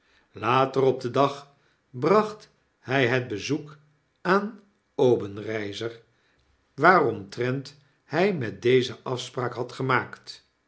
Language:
Dutch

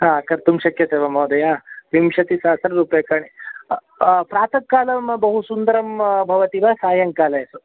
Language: Sanskrit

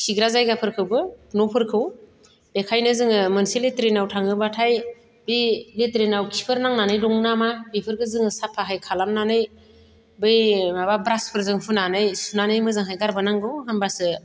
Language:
Bodo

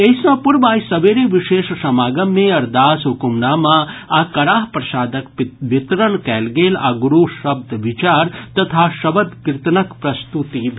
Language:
Maithili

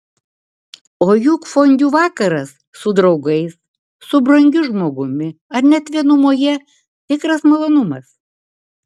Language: Lithuanian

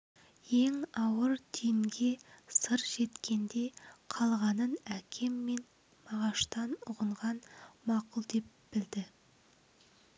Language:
Kazakh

